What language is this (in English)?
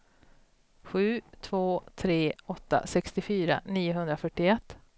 Swedish